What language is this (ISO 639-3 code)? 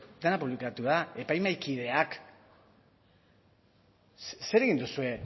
eus